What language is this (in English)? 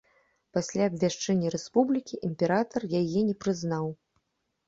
Belarusian